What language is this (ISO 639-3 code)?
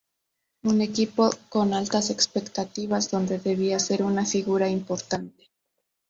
spa